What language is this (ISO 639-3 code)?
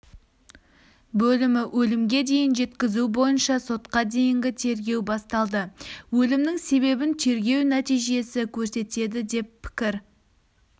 kaz